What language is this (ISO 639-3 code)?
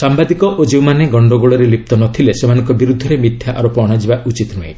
ori